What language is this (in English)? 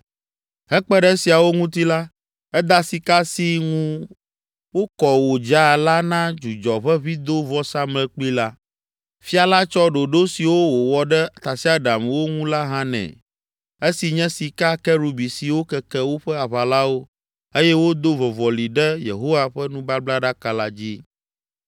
Ewe